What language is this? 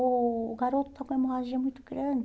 Portuguese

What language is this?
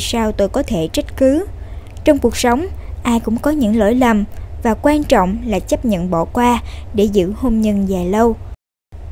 Vietnamese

